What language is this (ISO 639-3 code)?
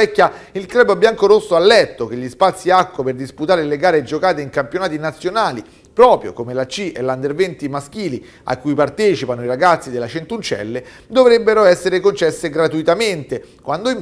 ita